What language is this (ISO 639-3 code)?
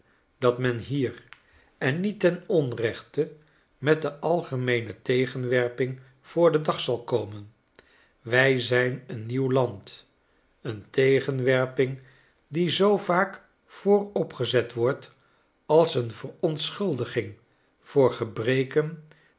nld